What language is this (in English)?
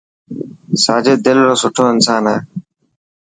Dhatki